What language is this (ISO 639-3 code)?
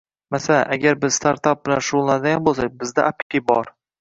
uzb